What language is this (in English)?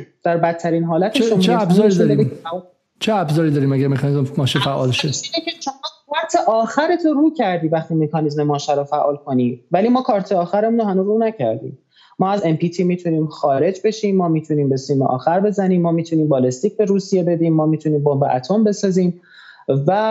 Persian